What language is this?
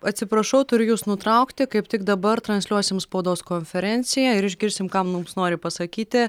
Lithuanian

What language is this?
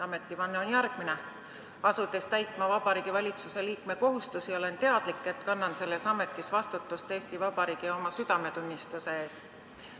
Estonian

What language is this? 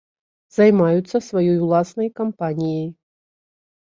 Belarusian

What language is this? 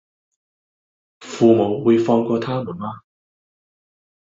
Cantonese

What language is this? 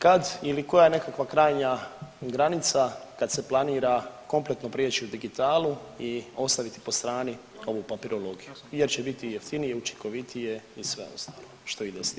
Croatian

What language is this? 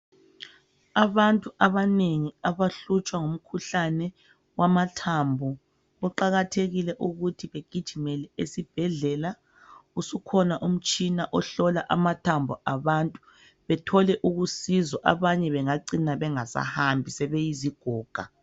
North Ndebele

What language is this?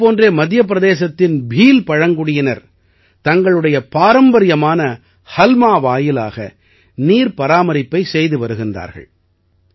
Tamil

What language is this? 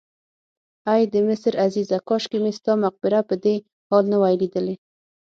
Pashto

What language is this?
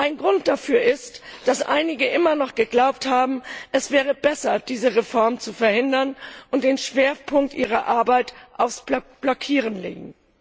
German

